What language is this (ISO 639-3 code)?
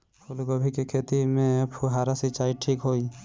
bho